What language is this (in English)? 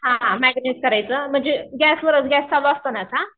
Marathi